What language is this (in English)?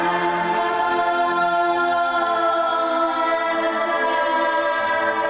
Icelandic